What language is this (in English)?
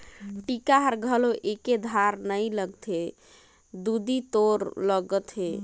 Chhattisgarhi